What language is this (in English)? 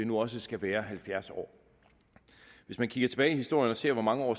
Danish